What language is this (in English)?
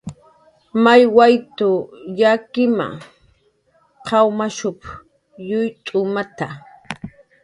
Jaqaru